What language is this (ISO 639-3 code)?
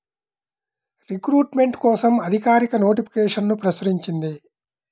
tel